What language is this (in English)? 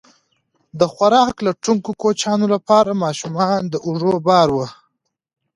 Pashto